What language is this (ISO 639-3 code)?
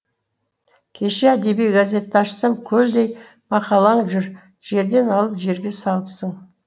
kaz